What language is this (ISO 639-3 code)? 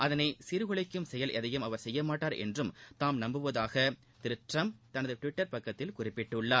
tam